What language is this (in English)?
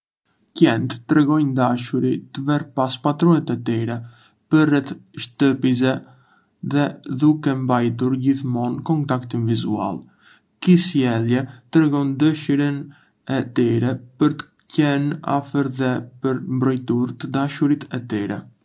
Arbëreshë Albanian